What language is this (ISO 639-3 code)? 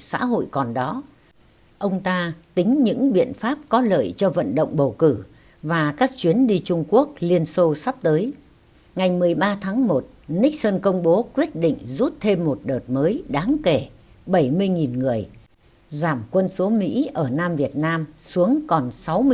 vie